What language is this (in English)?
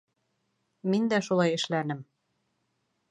Bashkir